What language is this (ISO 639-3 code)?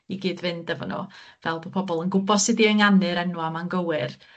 cym